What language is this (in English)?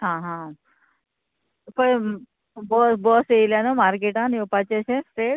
Konkani